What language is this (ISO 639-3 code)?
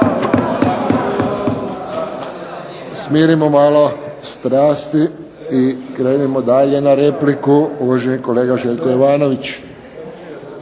hrv